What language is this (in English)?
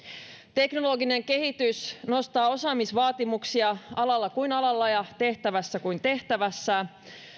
Finnish